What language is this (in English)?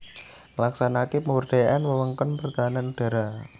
Javanese